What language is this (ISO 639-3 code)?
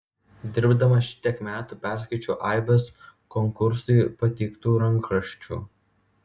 lit